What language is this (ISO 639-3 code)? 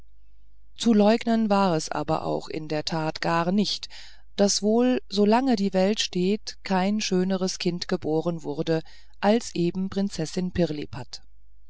deu